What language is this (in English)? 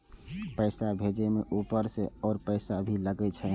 Maithili